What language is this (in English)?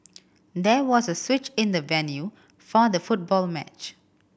English